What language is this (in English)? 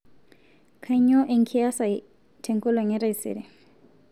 Masai